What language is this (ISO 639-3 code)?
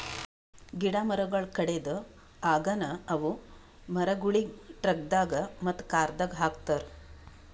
kan